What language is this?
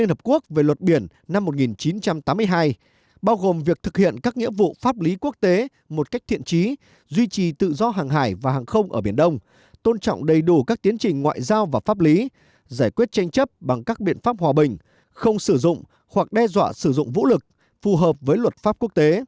Vietnamese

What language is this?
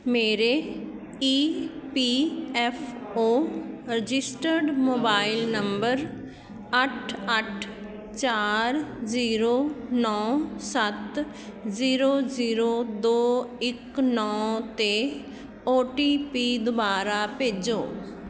Punjabi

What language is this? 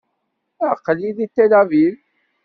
Kabyle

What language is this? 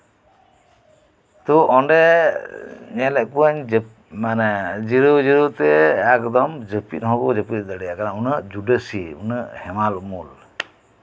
Santali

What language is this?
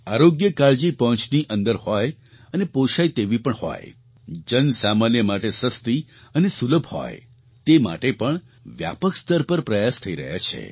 Gujarati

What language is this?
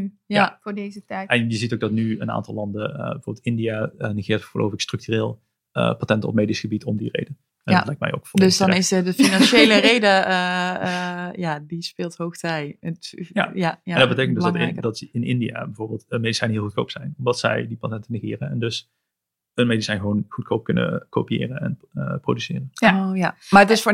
Dutch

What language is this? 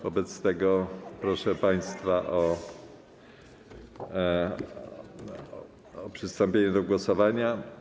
Polish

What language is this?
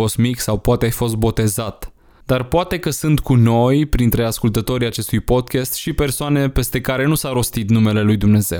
Romanian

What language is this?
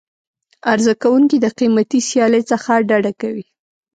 Pashto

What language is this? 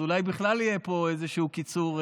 Hebrew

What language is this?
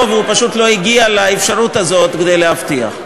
Hebrew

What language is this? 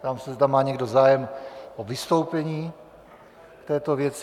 Czech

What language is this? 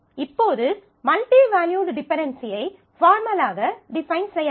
Tamil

